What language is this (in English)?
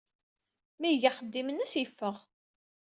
Kabyle